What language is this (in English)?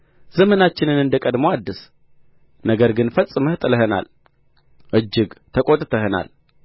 Amharic